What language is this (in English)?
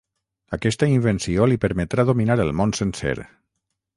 Catalan